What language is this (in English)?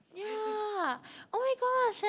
English